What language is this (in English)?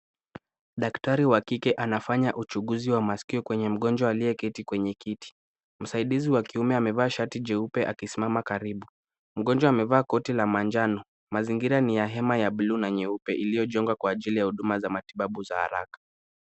Swahili